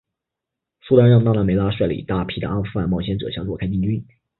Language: Chinese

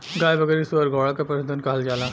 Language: Bhojpuri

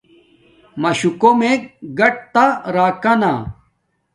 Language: Domaaki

